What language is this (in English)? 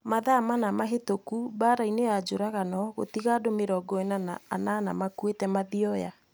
Kikuyu